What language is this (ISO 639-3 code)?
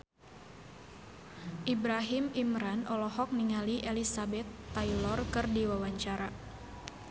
sun